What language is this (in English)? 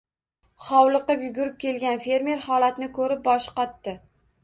Uzbek